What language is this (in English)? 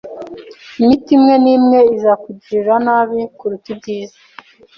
Kinyarwanda